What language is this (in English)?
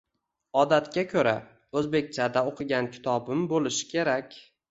Uzbek